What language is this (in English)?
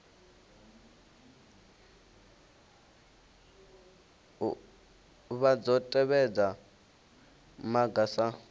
Venda